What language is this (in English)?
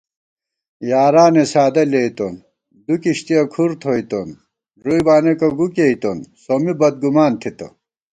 Gawar-Bati